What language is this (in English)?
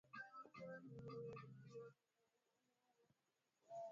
Swahili